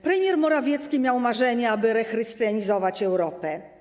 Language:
Polish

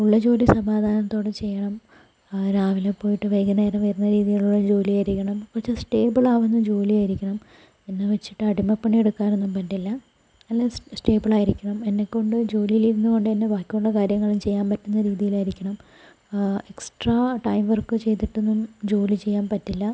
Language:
Malayalam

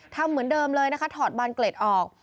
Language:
Thai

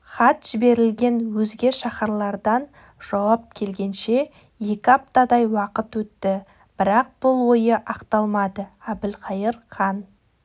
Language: Kazakh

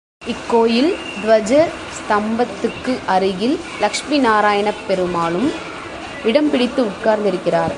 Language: Tamil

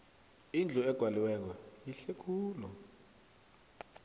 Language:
South Ndebele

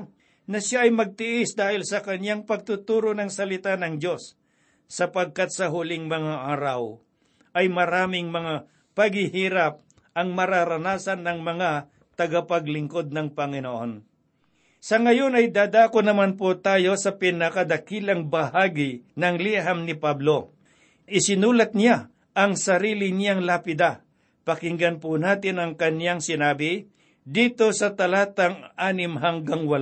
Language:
Filipino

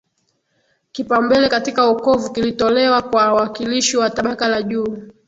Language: Swahili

